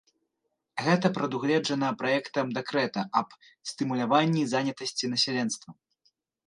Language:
Belarusian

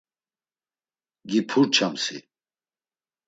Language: Laz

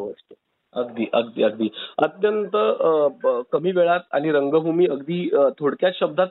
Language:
Marathi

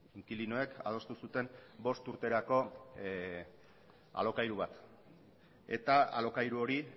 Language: Basque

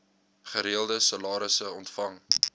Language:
Afrikaans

